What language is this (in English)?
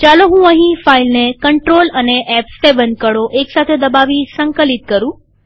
Gujarati